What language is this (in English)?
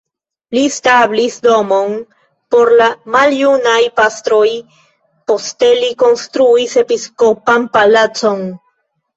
Esperanto